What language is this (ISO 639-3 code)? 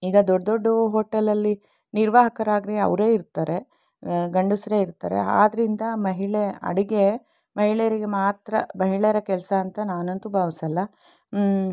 kan